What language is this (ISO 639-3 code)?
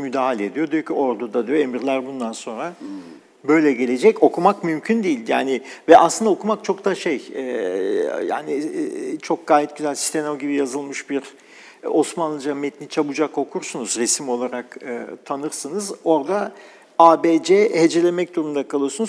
tur